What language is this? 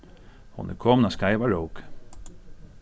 Faroese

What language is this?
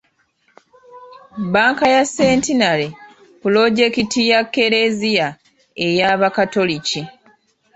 Ganda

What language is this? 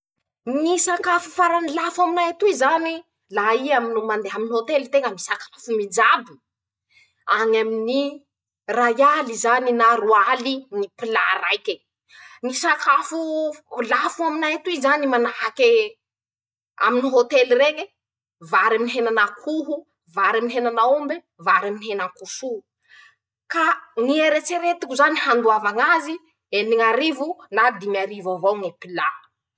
Masikoro Malagasy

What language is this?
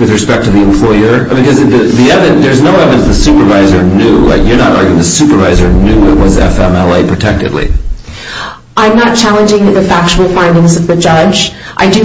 English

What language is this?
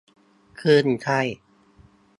Thai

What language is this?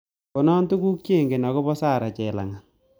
Kalenjin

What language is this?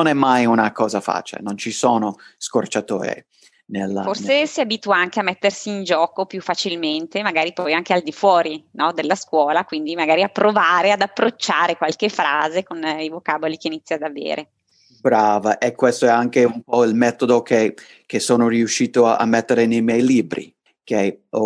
Italian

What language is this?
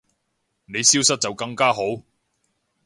Cantonese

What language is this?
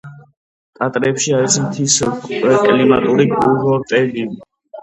Georgian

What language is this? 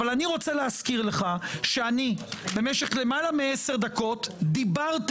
Hebrew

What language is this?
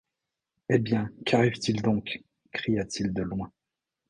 French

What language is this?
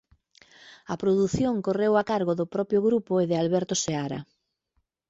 Galician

